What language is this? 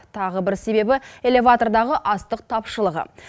Kazakh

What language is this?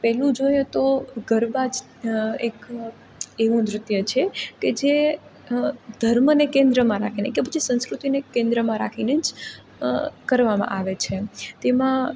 Gujarati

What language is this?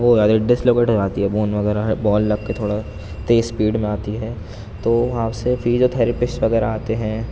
Urdu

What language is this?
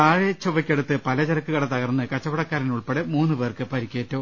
Malayalam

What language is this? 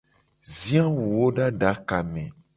Gen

